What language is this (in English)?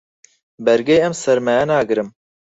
Central Kurdish